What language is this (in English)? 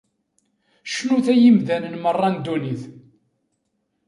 Kabyle